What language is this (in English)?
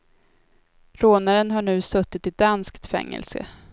Swedish